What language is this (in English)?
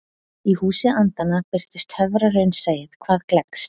Icelandic